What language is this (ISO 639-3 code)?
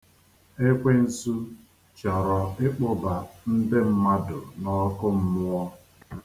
ibo